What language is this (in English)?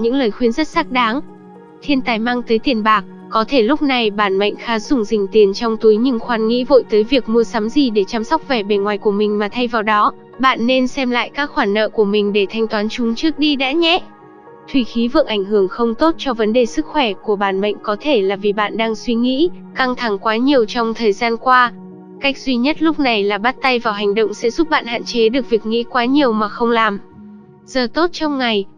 Vietnamese